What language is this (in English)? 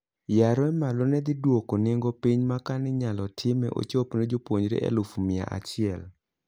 Luo (Kenya and Tanzania)